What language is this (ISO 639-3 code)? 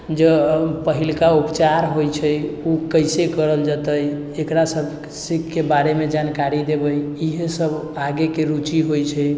mai